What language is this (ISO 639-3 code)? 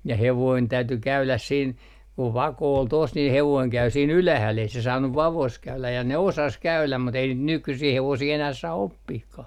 fin